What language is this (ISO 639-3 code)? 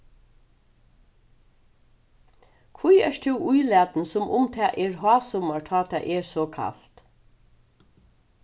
fao